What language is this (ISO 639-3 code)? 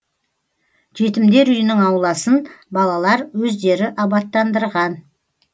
kaz